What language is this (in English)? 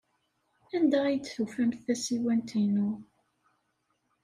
Kabyle